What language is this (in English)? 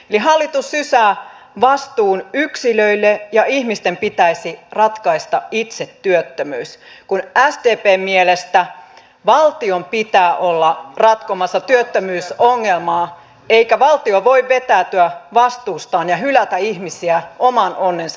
Finnish